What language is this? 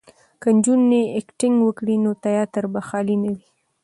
Pashto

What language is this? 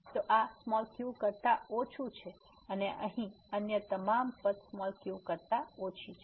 Gujarati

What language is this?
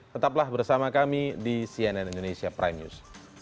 Indonesian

